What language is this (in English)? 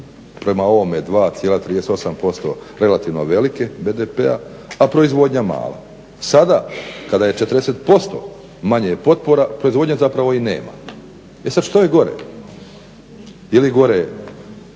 Croatian